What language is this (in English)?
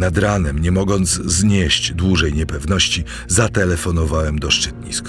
Polish